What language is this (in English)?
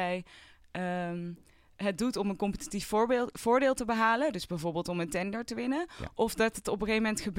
Dutch